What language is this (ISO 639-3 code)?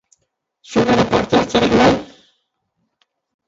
eus